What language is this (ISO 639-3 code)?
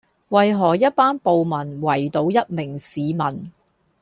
yue